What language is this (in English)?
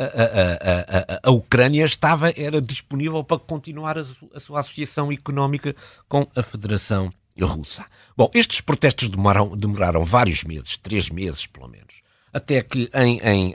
Portuguese